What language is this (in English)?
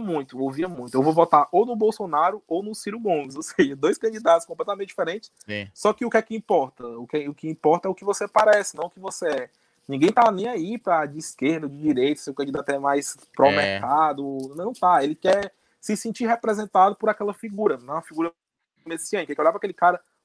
Portuguese